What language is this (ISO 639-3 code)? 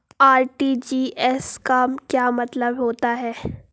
hin